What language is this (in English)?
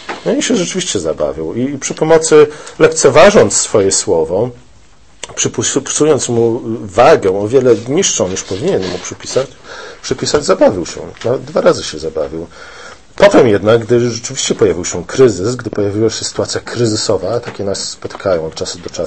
Polish